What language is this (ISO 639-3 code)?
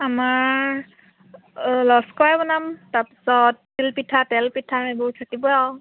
asm